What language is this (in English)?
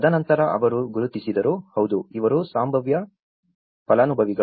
Kannada